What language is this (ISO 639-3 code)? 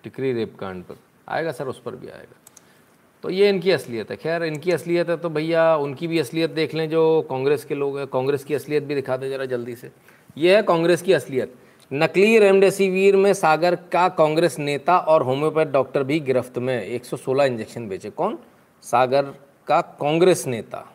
hin